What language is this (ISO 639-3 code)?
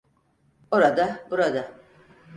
tur